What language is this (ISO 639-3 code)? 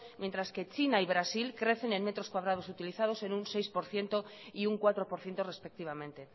spa